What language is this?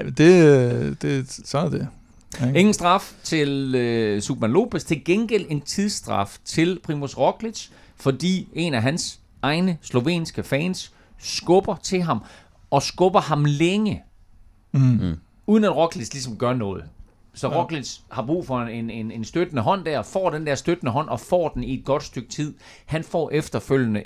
Danish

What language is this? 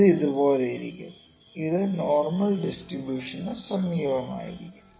Malayalam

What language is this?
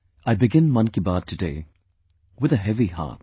English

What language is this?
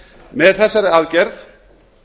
Icelandic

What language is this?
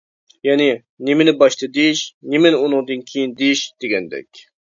Uyghur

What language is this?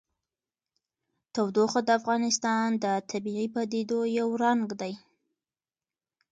Pashto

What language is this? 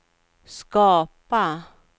Swedish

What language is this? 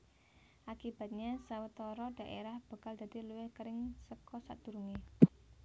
Javanese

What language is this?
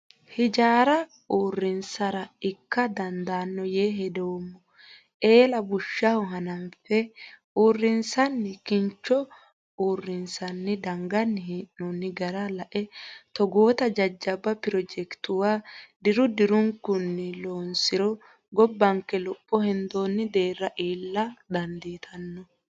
Sidamo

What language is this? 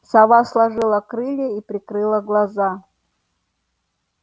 Russian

